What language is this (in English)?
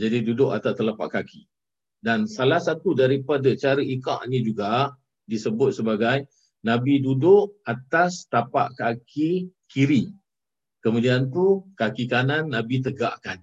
Malay